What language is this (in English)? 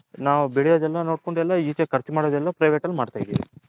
Kannada